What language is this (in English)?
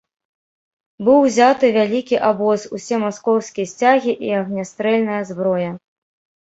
Belarusian